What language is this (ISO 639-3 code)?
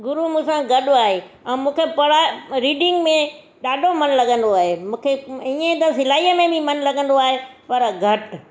snd